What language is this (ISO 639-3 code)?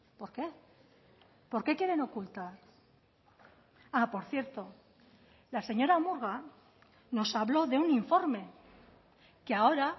spa